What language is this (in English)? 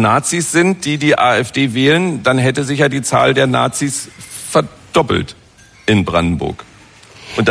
German